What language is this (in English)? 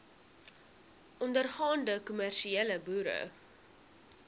Afrikaans